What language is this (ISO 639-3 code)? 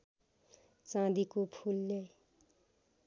nep